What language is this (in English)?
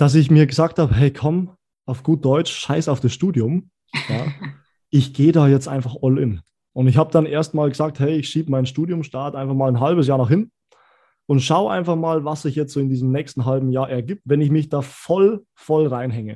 German